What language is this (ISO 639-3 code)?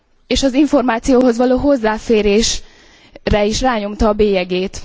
hun